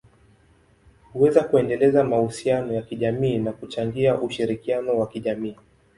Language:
Swahili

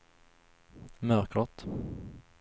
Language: Swedish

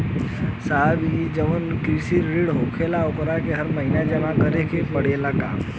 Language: Bhojpuri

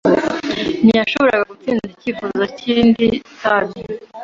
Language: Kinyarwanda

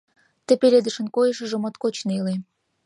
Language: Mari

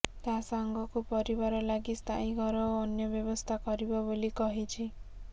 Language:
Odia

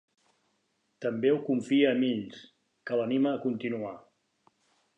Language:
Catalan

